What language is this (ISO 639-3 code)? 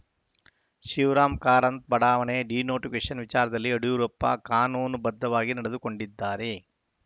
kan